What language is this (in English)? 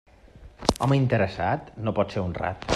Catalan